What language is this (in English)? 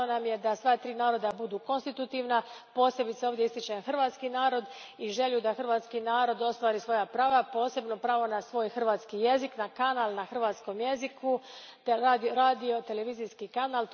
Croatian